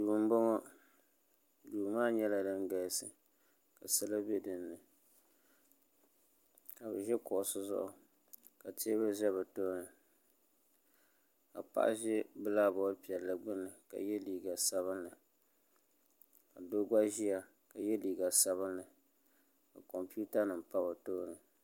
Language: Dagbani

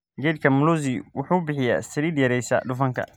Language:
Somali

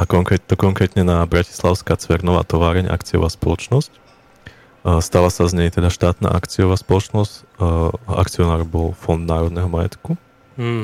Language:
Slovak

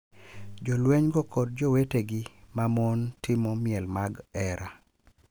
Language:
Luo (Kenya and Tanzania)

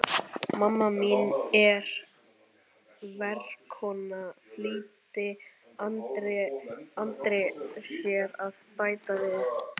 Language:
Icelandic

